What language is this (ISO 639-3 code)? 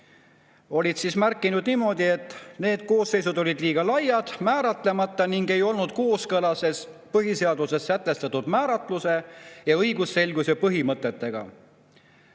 est